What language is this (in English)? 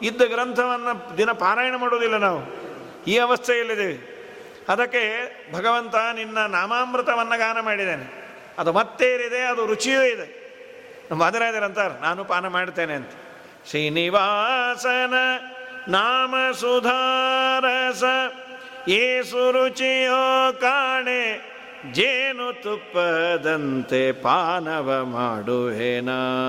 Kannada